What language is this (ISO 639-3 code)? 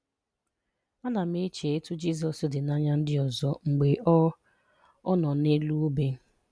ibo